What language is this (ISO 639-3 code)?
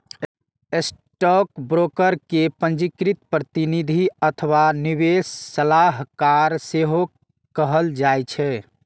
mai